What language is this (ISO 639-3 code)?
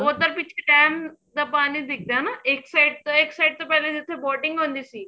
pan